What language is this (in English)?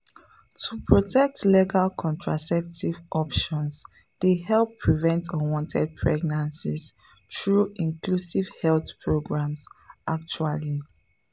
Nigerian Pidgin